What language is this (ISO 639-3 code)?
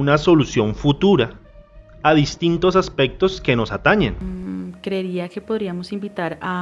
spa